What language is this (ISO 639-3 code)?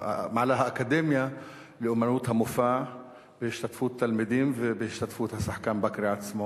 heb